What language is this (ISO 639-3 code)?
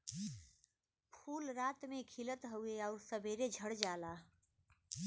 bho